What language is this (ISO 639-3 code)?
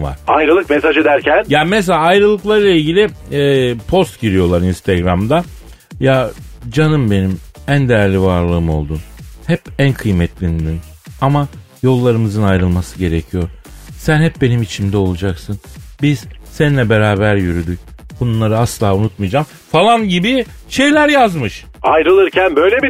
tur